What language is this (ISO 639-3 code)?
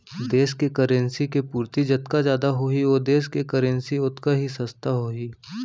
hne